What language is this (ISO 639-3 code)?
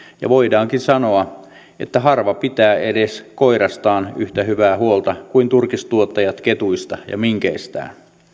fin